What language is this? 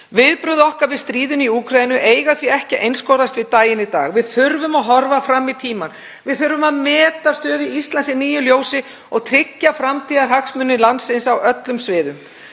Icelandic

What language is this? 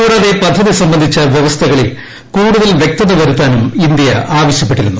Malayalam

